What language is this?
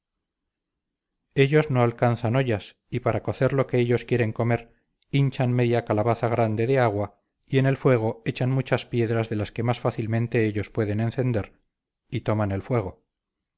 Spanish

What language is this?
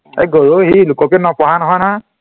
Assamese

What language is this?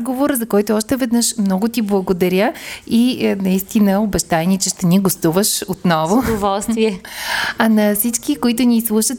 Bulgarian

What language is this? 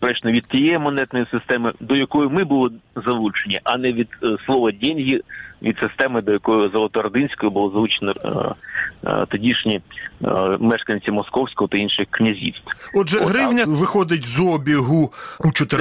Ukrainian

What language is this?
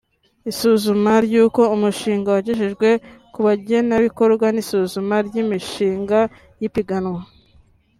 Kinyarwanda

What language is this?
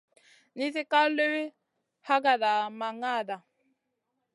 Masana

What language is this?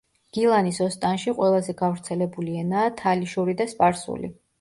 Georgian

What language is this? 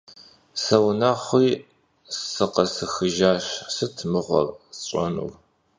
Kabardian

